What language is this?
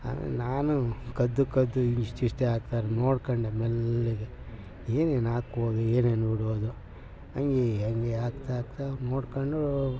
Kannada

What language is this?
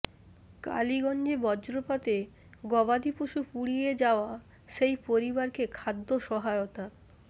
Bangla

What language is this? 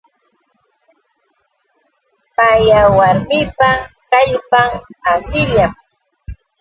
Yauyos Quechua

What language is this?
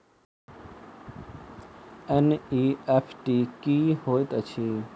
Maithili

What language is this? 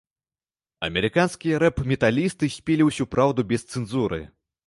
Belarusian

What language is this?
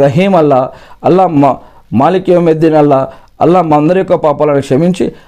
Telugu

